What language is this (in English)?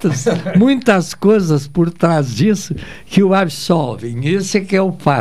Portuguese